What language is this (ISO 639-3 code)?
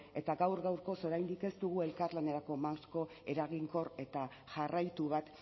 eus